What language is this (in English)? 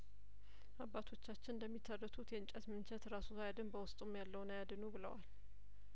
Amharic